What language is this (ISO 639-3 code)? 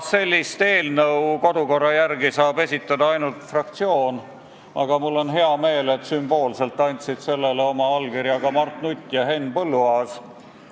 est